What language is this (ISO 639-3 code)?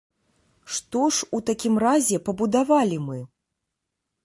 bel